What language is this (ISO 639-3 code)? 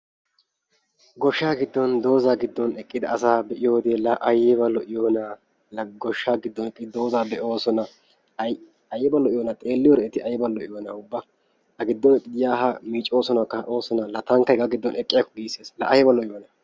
wal